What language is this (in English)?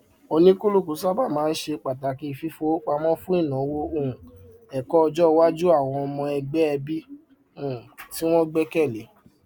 Yoruba